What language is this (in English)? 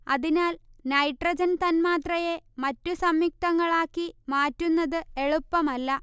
Malayalam